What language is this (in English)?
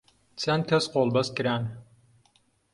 Central Kurdish